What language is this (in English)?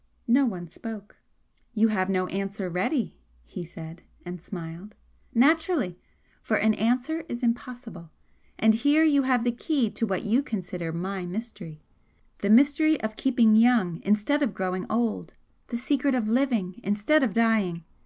English